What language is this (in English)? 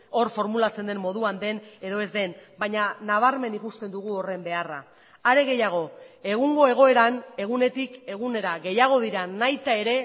Basque